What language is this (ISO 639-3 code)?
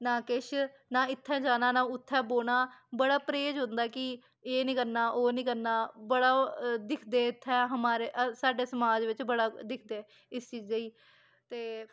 doi